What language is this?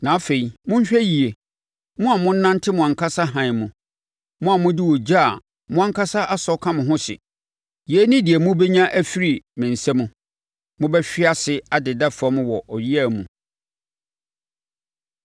Akan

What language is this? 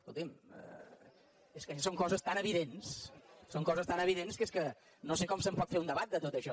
Catalan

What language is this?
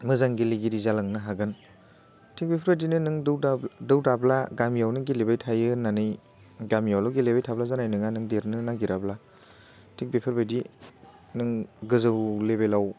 Bodo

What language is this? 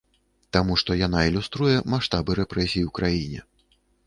Belarusian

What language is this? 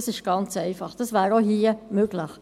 Swiss German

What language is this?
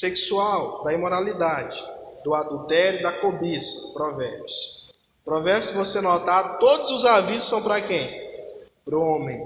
Portuguese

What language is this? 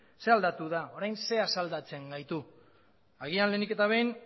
Basque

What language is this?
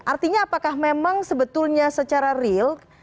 Indonesian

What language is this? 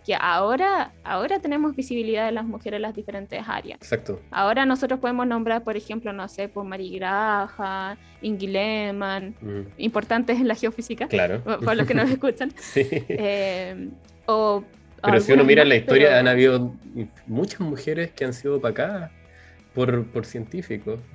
Spanish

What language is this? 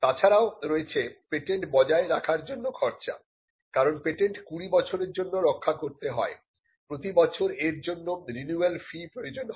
Bangla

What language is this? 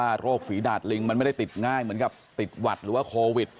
Thai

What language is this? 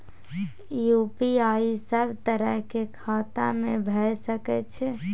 Maithili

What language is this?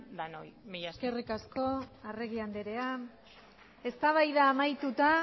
Basque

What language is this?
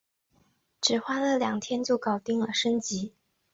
Chinese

